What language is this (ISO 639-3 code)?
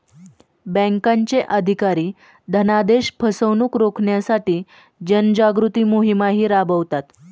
mar